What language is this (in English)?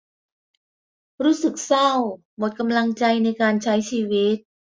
Thai